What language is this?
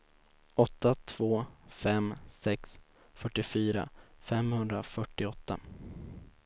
Swedish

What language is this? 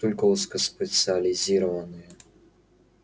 Russian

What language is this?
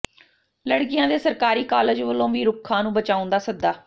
Punjabi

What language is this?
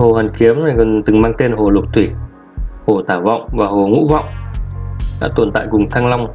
Vietnamese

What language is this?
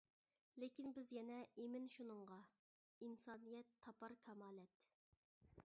Uyghur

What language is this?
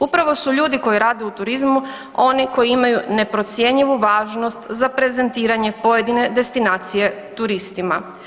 Croatian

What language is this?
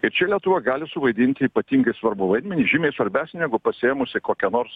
Lithuanian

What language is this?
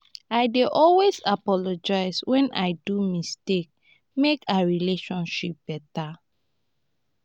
Nigerian Pidgin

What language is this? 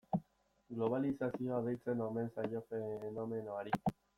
Basque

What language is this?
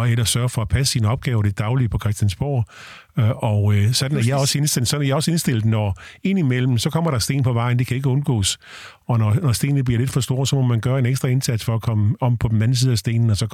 Danish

